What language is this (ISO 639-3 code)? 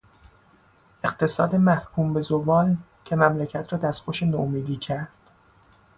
fas